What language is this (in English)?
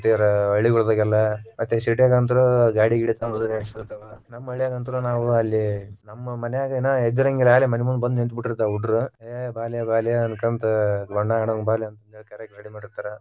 Kannada